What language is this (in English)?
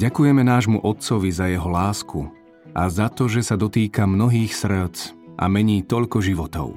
Slovak